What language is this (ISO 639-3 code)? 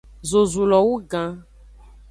ajg